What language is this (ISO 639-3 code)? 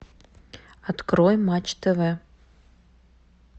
rus